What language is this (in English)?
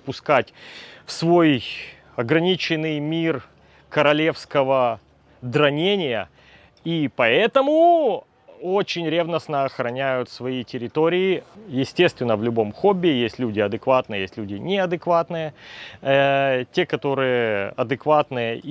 Russian